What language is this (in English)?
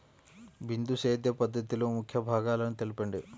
Telugu